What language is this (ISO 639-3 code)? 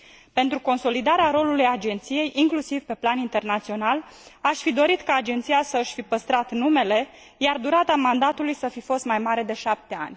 ron